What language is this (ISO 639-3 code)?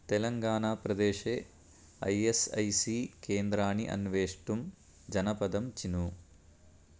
san